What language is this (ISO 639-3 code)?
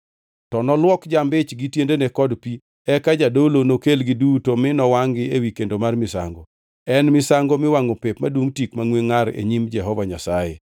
luo